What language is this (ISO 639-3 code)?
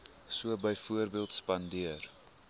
afr